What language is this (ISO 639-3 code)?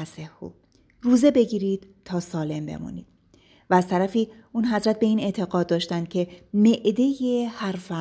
fas